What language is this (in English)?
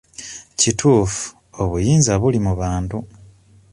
Ganda